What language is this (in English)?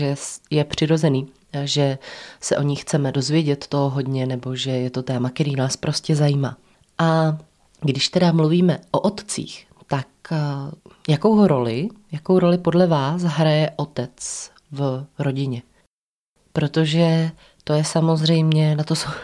Czech